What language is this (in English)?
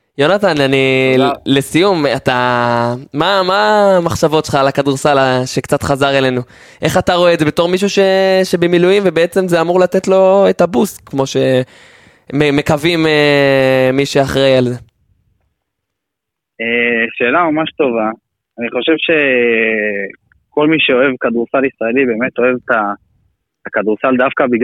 Hebrew